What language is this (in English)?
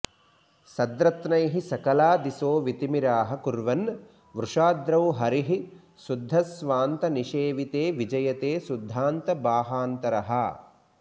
Sanskrit